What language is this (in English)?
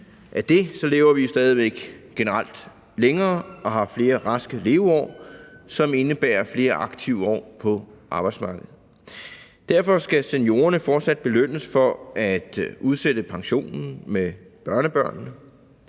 Danish